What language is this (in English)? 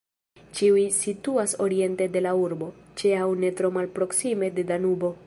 Esperanto